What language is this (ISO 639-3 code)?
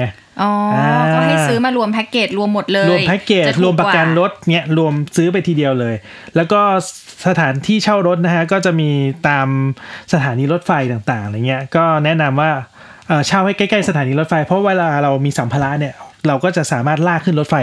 tha